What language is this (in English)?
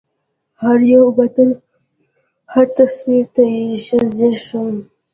Pashto